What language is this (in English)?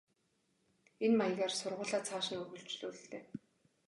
Mongolian